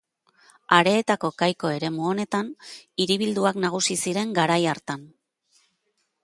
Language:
Basque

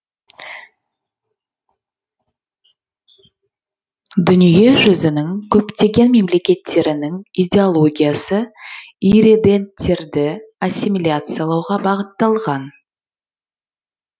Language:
Kazakh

